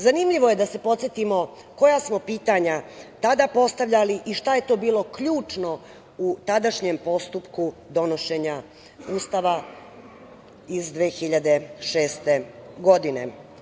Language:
Serbian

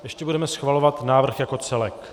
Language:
Czech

